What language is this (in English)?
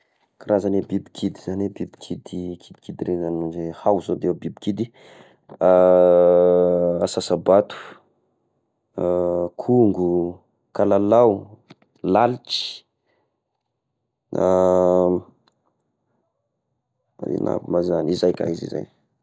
Tesaka Malagasy